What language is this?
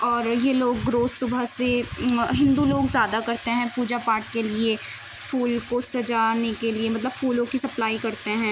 Urdu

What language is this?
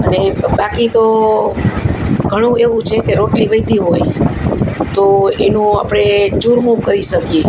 Gujarati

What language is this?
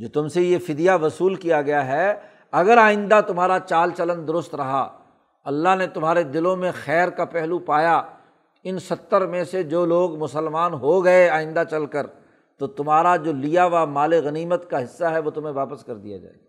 Urdu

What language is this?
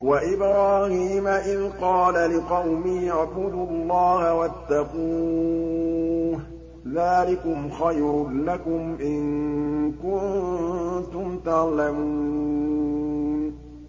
Arabic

